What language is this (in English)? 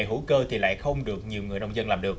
Vietnamese